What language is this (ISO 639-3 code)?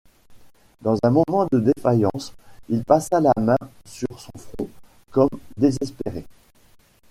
fra